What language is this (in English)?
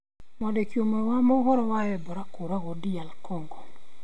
Kikuyu